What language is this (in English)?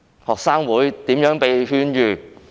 Cantonese